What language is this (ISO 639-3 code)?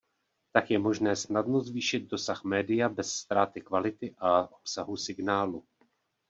ces